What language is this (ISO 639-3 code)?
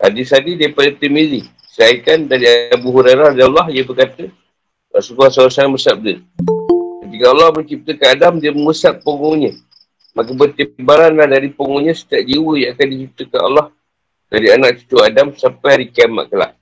msa